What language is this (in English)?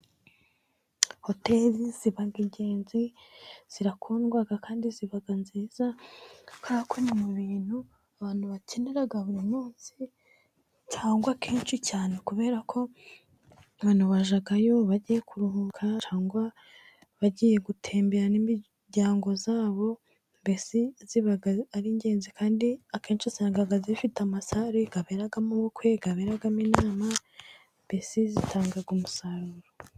Kinyarwanda